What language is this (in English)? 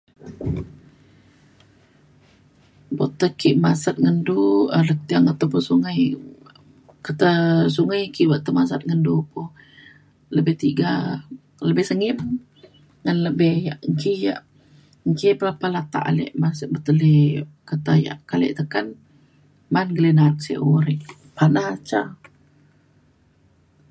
Mainstream Kenyah